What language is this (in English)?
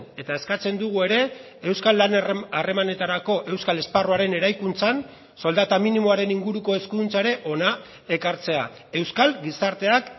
Basque